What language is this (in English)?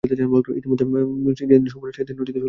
Bangla